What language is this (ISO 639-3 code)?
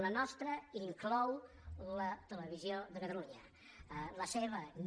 cat